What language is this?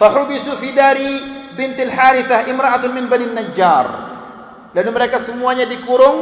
Malay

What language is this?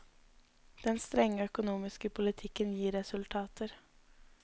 Norwegian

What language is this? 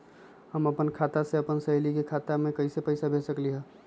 Magahi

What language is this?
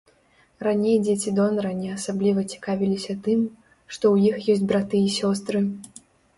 Belarusian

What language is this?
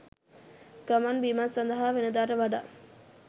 Sinhala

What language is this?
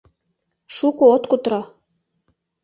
Mari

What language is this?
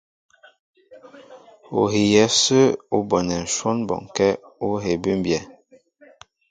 Mbo (Cameroon)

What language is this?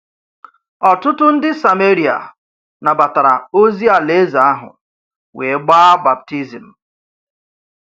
Igbo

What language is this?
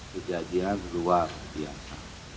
Indonesian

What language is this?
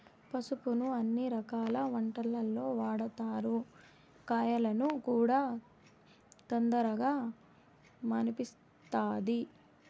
Telugu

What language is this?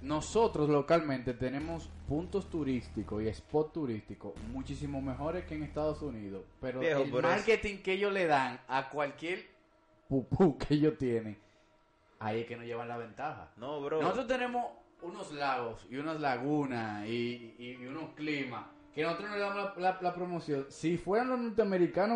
Spanish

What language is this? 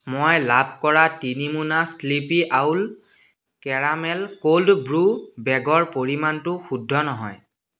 Assamese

